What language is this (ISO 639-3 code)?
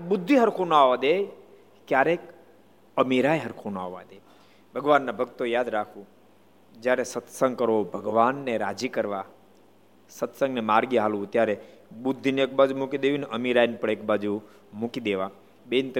guj